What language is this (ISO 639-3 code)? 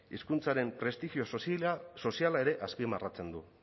eus